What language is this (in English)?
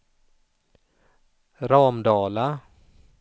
Swedish